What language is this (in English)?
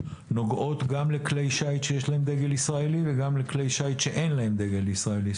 Hebrew